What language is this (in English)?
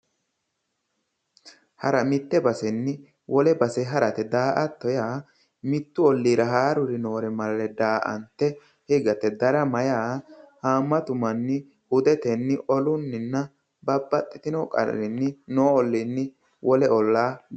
Sidamo